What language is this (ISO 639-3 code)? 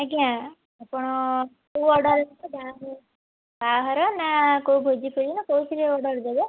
ori